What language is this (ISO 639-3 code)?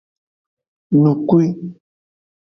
ajg